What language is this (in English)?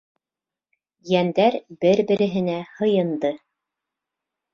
Bashkir